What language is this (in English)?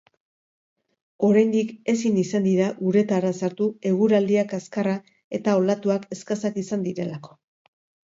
Basque